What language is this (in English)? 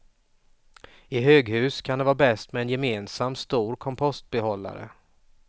Swedish